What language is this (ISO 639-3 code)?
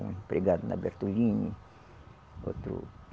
por